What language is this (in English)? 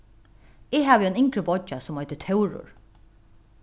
Faroese